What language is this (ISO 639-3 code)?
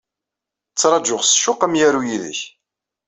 kab